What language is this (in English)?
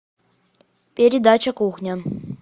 Russian